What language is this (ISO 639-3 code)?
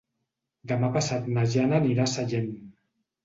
cat